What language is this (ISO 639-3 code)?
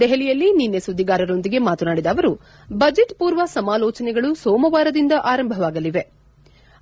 kan